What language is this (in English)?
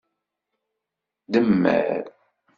Kabyle